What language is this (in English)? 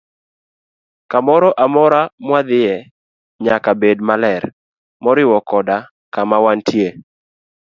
Luo (Kenya and Tanzania)